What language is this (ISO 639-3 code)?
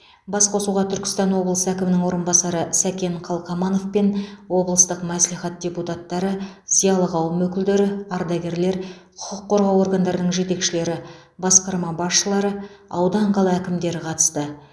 kaz